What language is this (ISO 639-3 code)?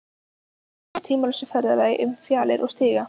isl